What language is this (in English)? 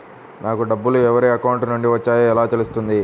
Telugu